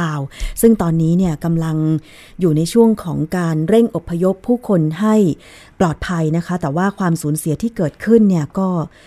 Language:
Thai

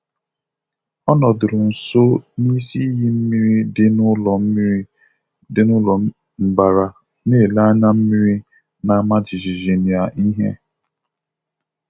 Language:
Igbo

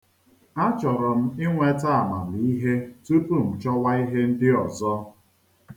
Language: Igbo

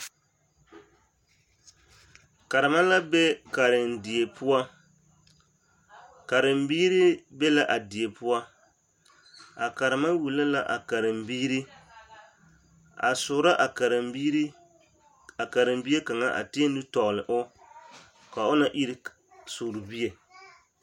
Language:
Southern Dagaare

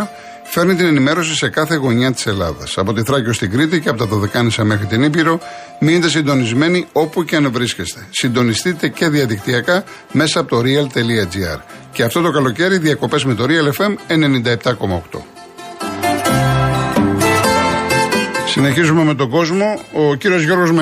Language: Greek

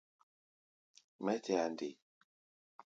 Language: Gbaya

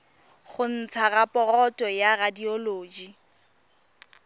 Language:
Tswana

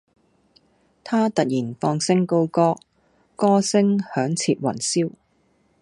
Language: Cantonese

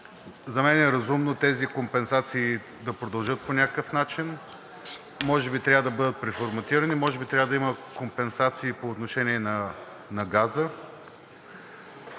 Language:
Bulgarian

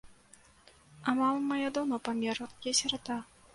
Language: Belarusian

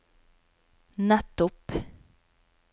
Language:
Norwegian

